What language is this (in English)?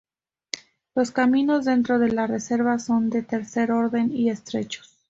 Spanish